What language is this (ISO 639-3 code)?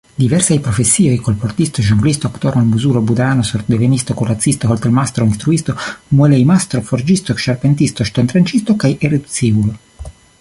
epo